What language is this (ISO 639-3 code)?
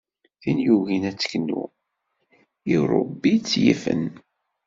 kab